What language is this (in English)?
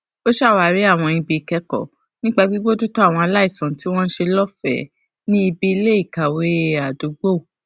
Yoruba